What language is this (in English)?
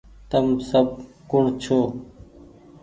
Goaria